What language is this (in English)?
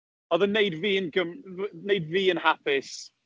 Welsh